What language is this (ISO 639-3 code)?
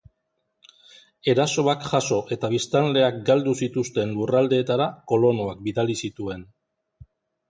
eus